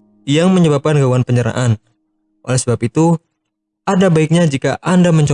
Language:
Indonesian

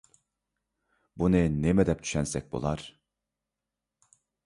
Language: Uyghur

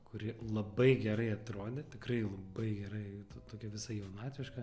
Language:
Lithuanian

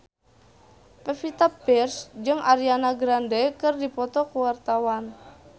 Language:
Sundanese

